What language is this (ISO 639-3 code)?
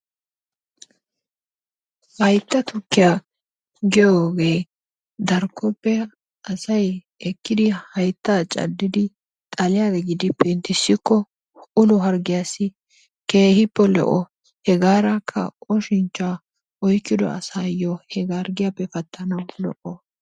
wal